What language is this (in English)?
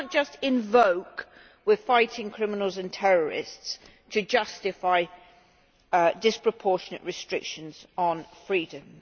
English